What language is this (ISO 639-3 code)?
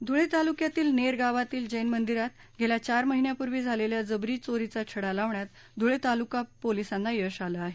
mar